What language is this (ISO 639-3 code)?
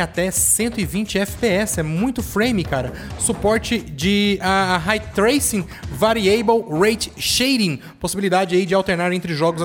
por